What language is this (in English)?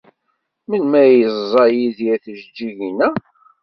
Kabyle